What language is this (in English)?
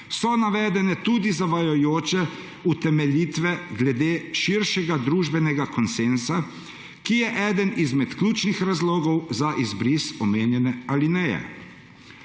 Slovenian